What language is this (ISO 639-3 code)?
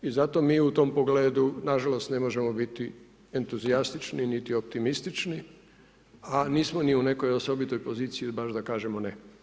hrv